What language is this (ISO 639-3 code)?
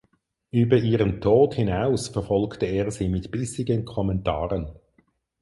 deu